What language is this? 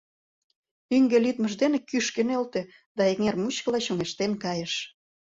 Mari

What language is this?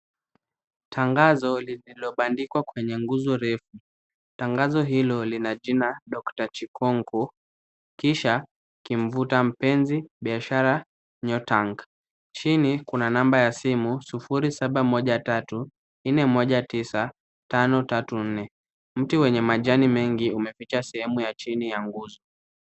Swahili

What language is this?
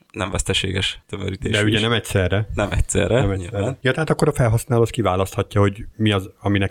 Hungarian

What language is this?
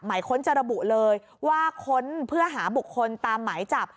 Thai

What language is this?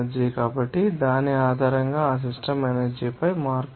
Telugu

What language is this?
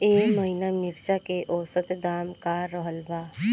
Bhojpuri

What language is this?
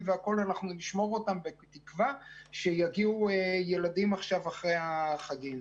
Hebrew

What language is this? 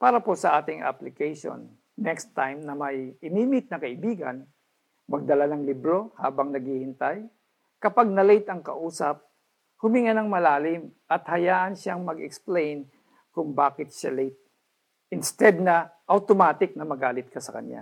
Filipino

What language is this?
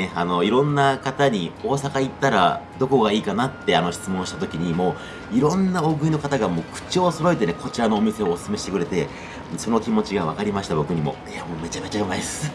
Japanese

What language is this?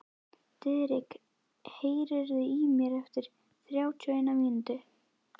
Icelandic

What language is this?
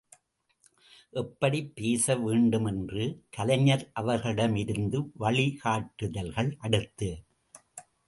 Tamil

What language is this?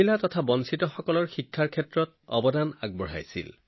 Assamese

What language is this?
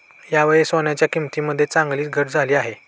Marathi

